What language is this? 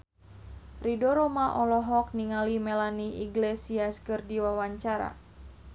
Sundanese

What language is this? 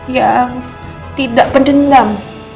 Indonesian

